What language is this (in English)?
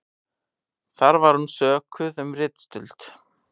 Icelandic